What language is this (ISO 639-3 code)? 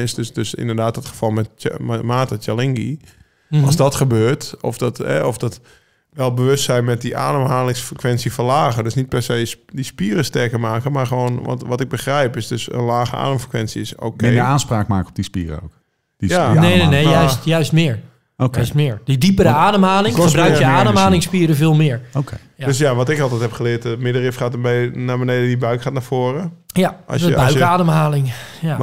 nld